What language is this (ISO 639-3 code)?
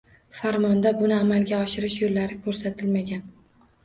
uzb